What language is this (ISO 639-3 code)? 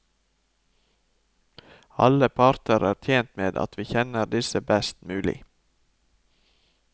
nor